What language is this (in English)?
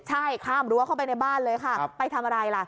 Thai